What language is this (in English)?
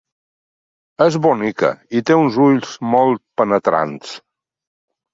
Catalan